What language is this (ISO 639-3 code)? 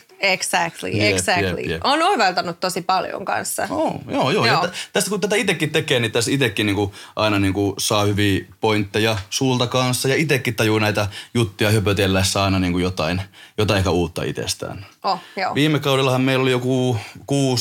fin